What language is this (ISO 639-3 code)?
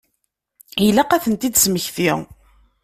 kab